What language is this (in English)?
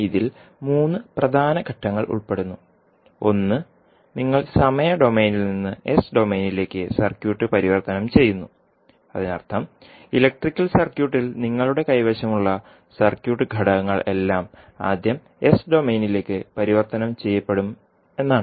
Malayalam